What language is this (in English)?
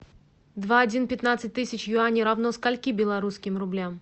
Russian